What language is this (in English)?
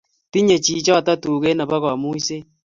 Kalenjin